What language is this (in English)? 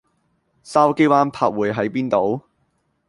Cantonese